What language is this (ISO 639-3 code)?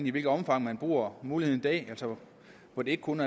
dan